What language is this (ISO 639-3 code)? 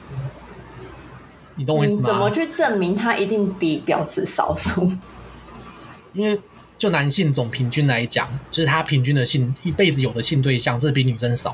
zho